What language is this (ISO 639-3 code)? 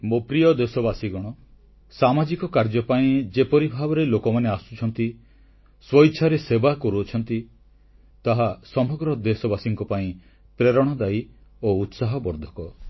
ori